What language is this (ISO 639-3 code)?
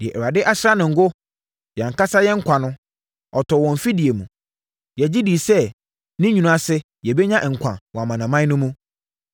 aka